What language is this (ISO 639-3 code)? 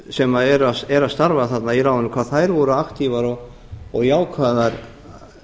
isl